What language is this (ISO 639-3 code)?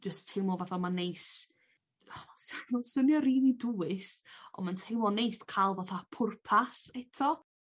cym